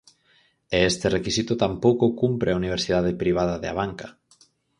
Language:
Galician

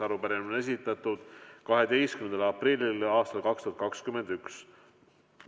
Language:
Estonian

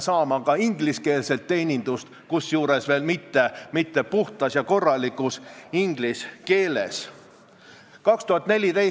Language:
Estonian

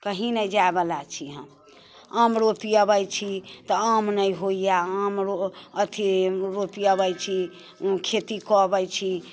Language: Maithili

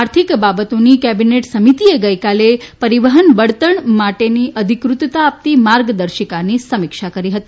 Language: Gujarati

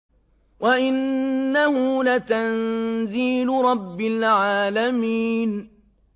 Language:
Arabic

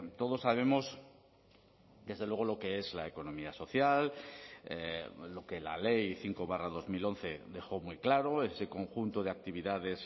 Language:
Spanish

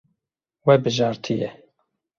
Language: Kurdish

